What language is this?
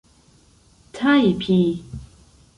Esperanto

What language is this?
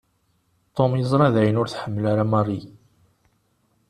Kabyle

